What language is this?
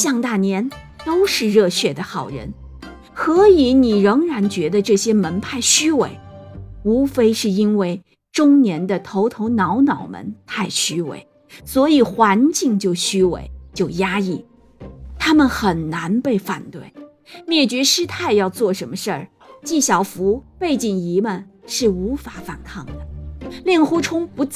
Chinese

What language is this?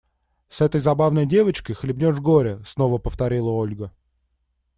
Russian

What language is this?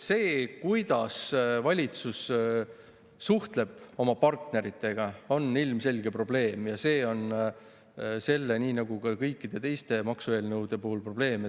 Estonian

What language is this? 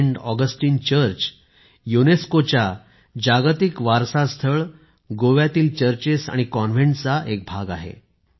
Marathi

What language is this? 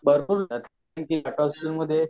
Marathi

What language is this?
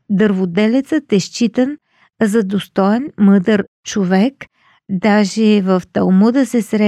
Bulgarian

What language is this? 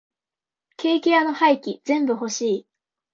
Japanese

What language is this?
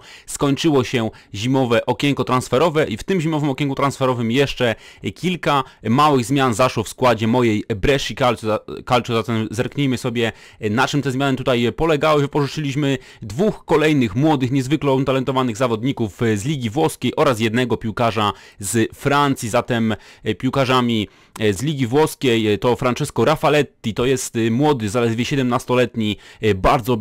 Polish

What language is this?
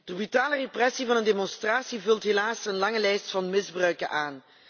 Dutch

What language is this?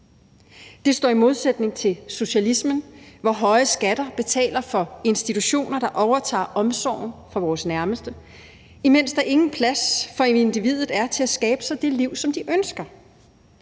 Danish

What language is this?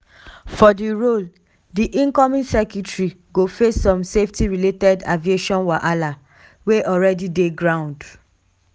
Nigerian Pidgin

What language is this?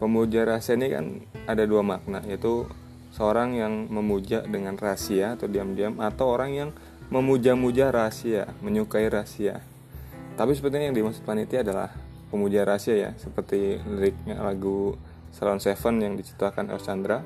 Indonesian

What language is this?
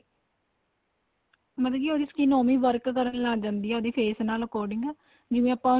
Punjabi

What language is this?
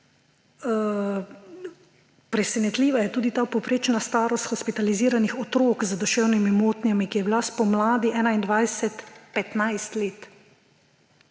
Slovenian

